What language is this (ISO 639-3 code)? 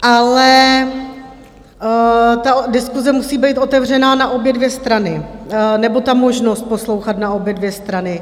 ces